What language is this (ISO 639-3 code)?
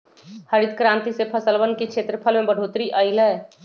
mag